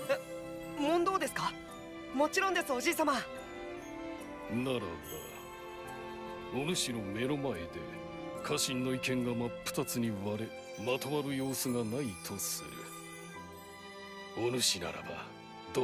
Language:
Japanese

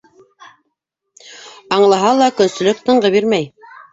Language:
Bashkir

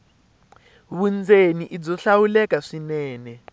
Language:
Tsonga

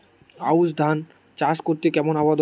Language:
Bangla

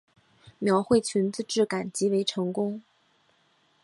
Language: Chinese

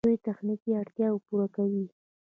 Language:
Pashto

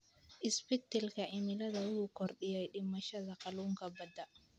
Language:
Somali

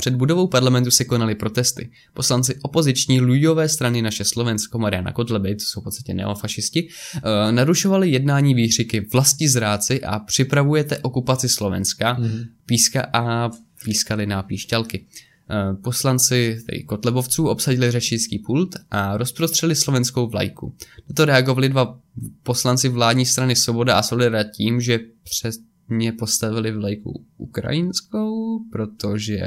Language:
Czech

